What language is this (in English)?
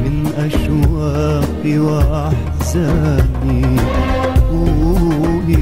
Arabic